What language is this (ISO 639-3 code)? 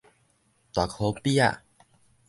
nan